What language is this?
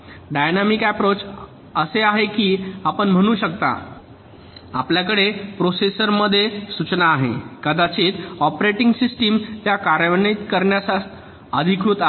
Marathi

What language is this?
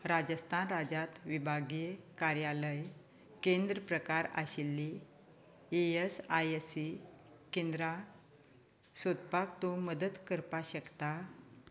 Konkani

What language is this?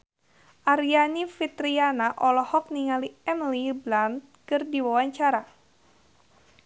Sundanese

